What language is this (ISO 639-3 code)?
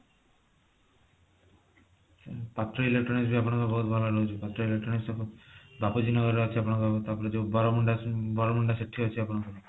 ori